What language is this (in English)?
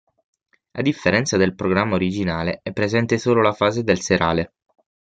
Italian